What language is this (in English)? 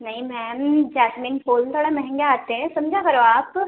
Urdu